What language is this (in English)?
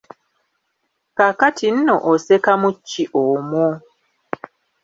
Ganda